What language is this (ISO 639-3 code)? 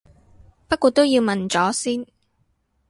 yue